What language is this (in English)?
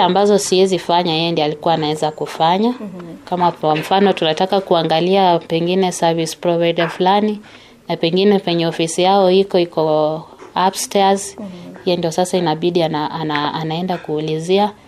Swahili